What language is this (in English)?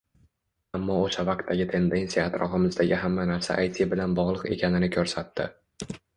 Uzbek